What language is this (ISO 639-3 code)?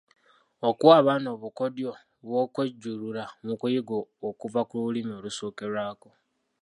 lug